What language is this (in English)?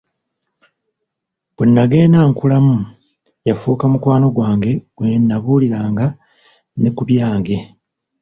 Ganda